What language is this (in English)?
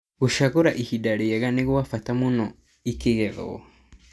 Kikuyu